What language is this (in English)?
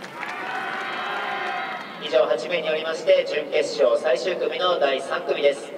Japanese